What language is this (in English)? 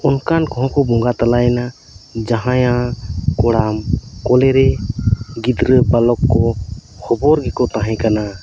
Santali